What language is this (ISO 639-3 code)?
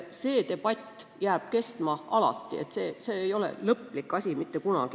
est